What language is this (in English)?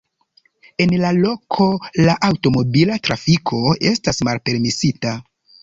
Esperanto